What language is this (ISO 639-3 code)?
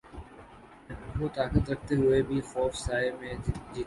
urd